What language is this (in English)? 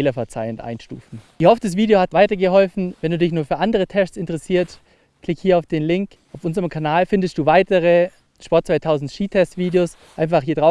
German